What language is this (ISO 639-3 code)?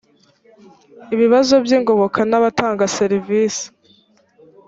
kin